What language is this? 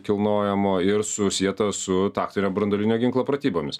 Lithuanian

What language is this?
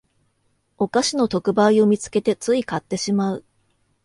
Japanese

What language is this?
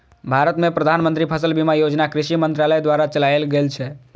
Maithili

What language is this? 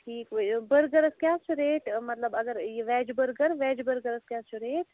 Kashmiri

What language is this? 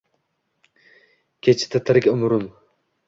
Uzbek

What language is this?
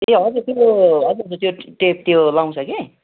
Nepali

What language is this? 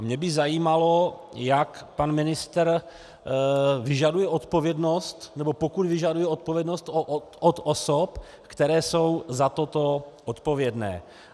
Czech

